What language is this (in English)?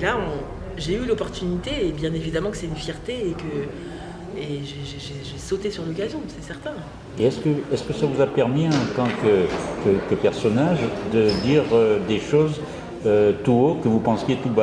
French